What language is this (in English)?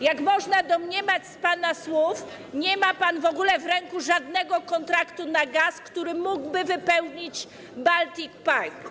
Polish